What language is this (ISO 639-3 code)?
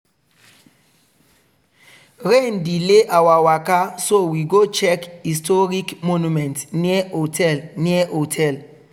pcm